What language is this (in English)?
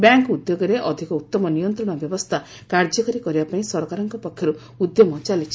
Odia